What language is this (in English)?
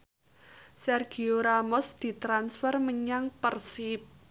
Javanese